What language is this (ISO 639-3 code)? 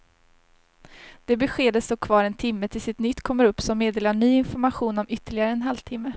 swe